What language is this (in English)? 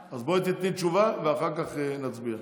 Hebrew